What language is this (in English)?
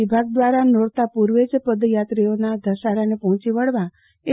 Gujarati